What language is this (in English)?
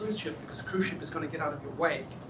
English